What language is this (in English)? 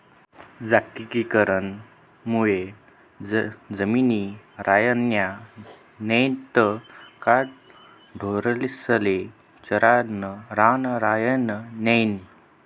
Marathi